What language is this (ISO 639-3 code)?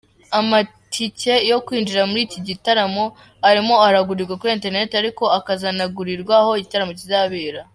kin